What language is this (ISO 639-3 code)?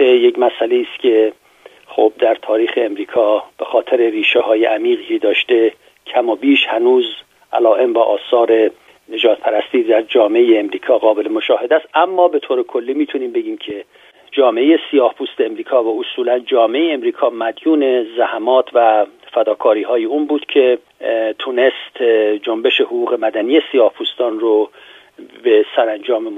fas